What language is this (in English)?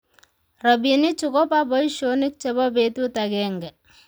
Kalenjin